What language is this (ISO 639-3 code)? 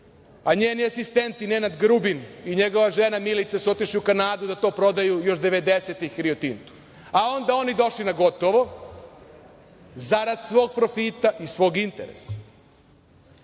srp